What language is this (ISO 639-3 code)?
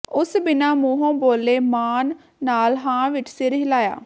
pan